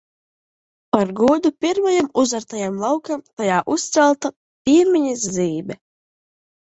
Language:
Latvian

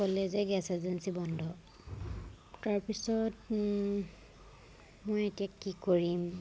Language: Assamese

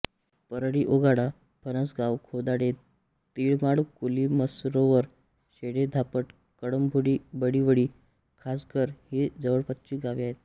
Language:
Marathi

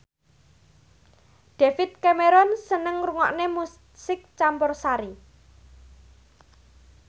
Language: Javanese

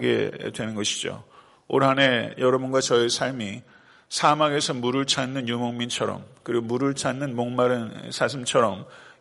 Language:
Korean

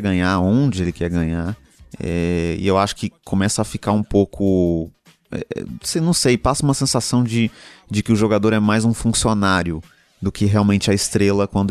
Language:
Portuguese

